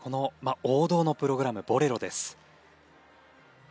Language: Japanese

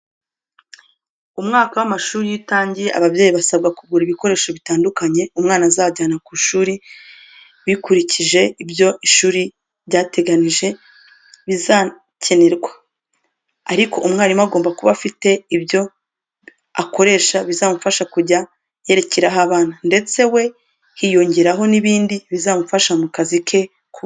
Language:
Kinyarwanda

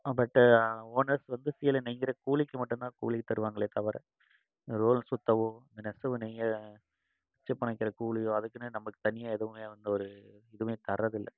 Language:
Tamil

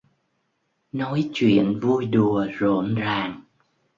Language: Vietnamese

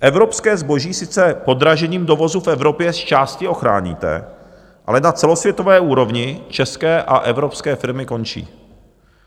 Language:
Czech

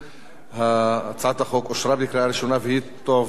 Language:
Hebrew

